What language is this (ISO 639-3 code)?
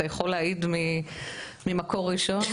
heb